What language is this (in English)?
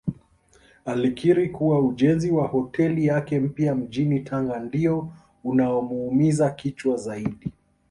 Swahili